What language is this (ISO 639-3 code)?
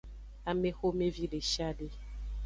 ajg